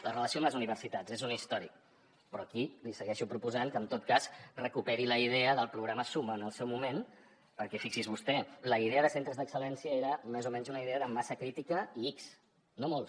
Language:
Catalan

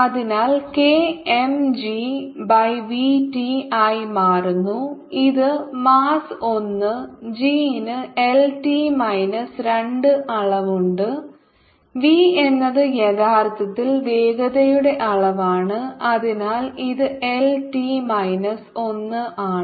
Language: Malayalam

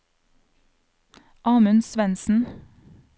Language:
Norwegian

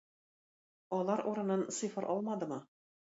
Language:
Tatar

